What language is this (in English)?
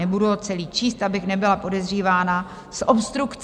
Czech